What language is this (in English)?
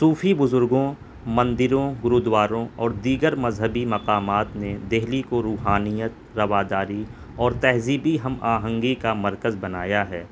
Urdu